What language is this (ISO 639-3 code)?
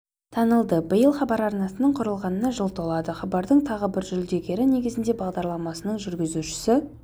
kaz